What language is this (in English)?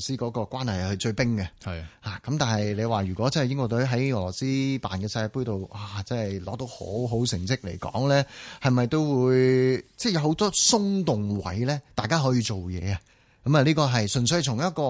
Chinese